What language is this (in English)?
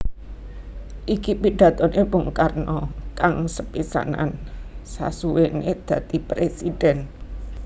Javanese